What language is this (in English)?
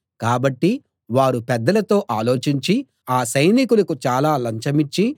Telugu